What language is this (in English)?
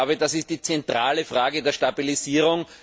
German